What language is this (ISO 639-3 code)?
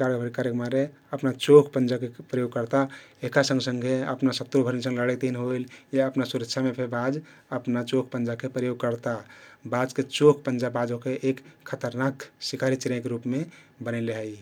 tkt